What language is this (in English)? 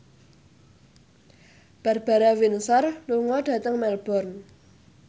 Javanese